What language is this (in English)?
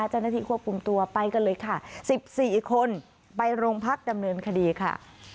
Thai